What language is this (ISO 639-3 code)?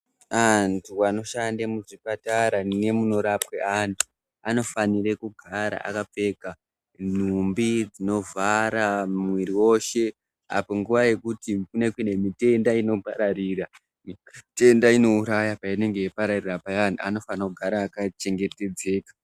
ndc